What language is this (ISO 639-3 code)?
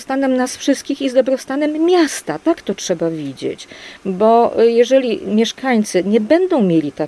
pol